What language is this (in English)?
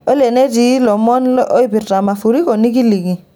Masai